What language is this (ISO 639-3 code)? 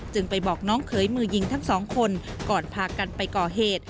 tha